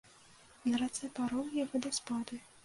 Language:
Belarusian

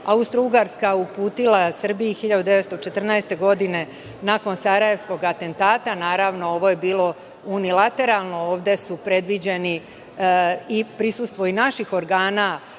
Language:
Serbian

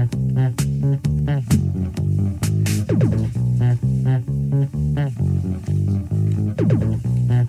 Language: Finnish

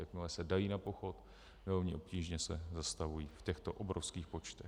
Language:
Czech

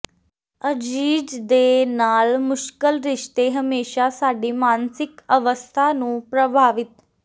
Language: Punjabi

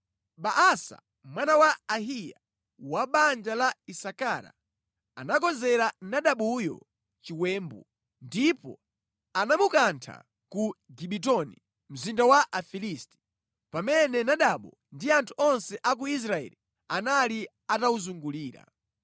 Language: Nyanja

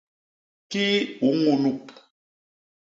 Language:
Basaa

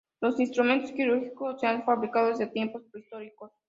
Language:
Spanish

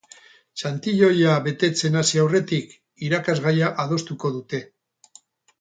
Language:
Basque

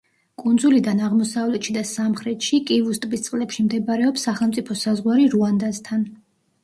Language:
Georgian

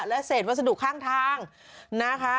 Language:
Thai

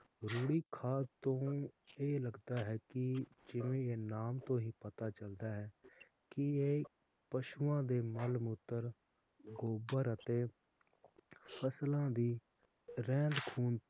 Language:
Punjabi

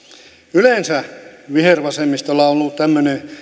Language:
Finnish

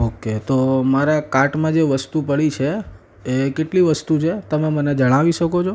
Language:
Gujarati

